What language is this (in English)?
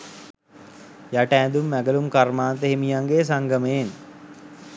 Sinhala